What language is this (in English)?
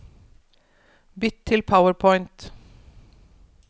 Norwegian